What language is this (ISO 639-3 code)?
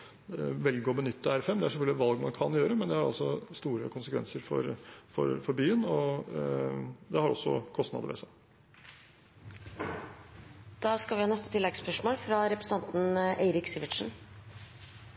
nor